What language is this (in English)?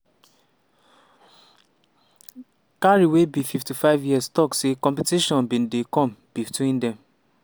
Nigerian Pidgin